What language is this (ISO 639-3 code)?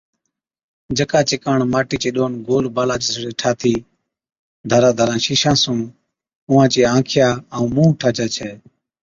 odk